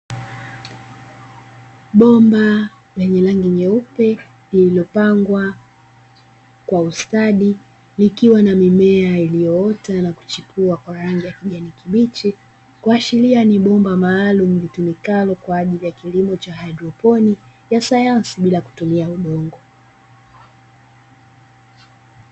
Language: Swahili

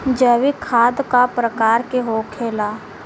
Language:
Bhojpuri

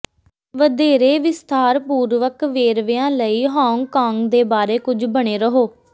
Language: Punjabi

